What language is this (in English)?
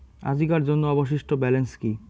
Bangla